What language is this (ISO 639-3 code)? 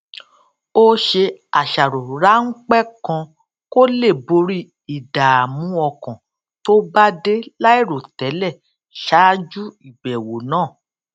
yor